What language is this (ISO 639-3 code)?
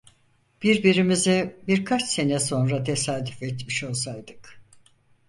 tur